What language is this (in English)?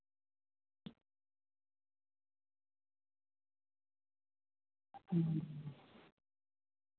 Santali